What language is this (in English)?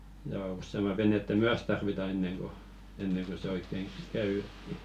Finnish